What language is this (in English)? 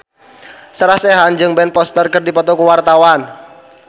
Sundanese